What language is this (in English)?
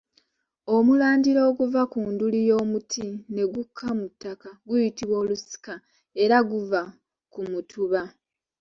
Ganda